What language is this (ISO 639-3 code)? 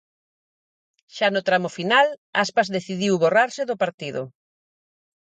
glg